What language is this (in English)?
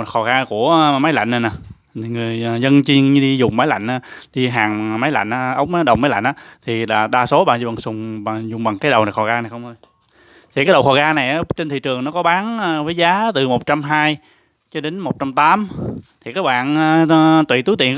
Vietnamese